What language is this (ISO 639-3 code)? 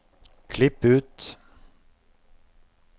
nor